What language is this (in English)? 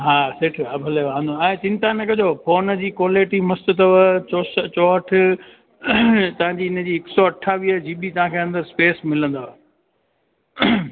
Sindhi